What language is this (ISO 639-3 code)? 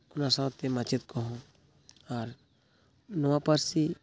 sat